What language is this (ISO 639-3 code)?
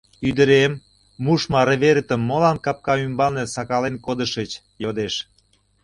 chm